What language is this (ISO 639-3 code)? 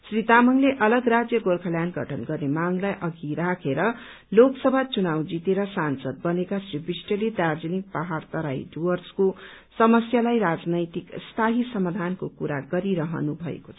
nep